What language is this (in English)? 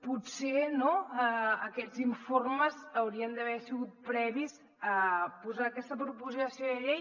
Catalan